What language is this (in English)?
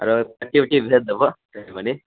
Maithili